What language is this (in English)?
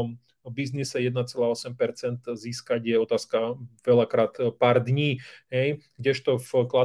Slovak